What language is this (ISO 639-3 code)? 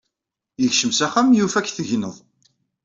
kab